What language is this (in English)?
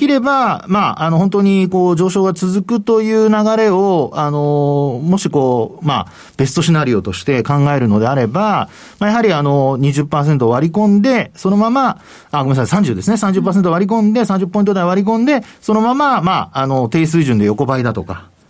Japanese